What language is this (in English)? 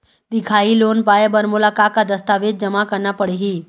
Chhattisgarhi